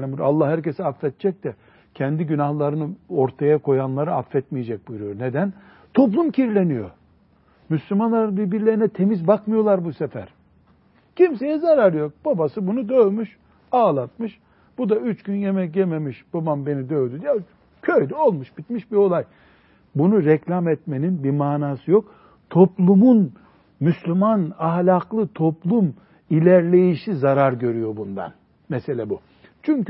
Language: Turkish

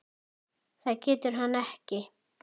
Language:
Icelandic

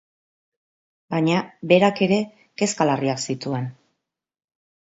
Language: Basque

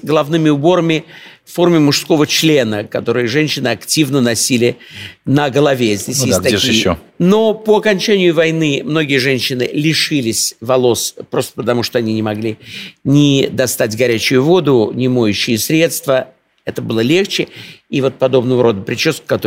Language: Russian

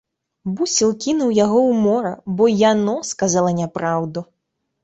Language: Belarusian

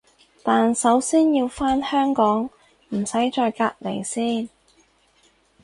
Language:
Cantonese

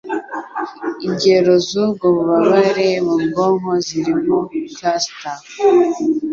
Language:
Kinyarwanda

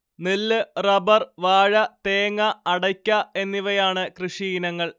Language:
Malayalam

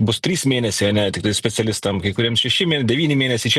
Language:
Lithuanian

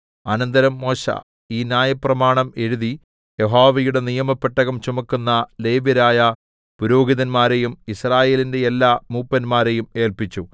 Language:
Malayalam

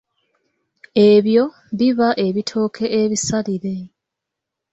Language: Ganda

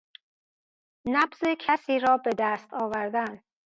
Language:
Persian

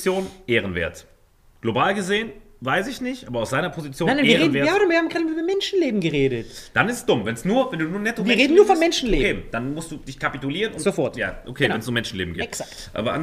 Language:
German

